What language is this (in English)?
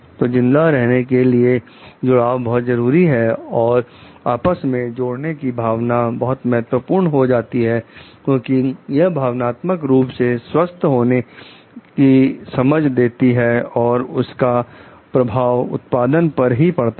Hindi